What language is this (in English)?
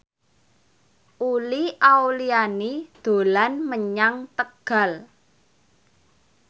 Javanese